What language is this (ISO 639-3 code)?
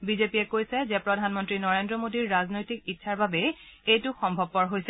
asm